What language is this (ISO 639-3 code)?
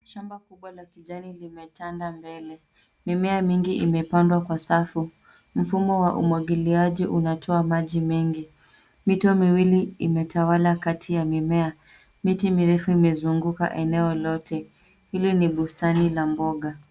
swa